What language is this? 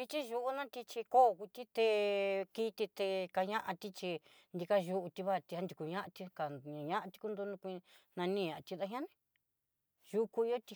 Southeastern Nochixtlán Mixtec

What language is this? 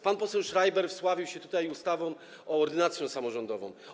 Polish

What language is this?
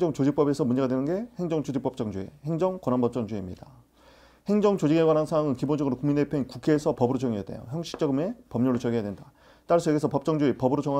Korean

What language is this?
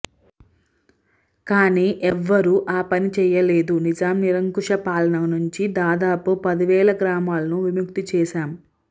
Telugu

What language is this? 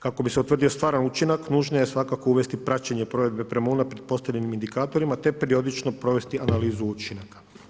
Croatian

